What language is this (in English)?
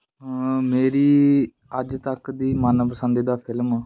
Punjabi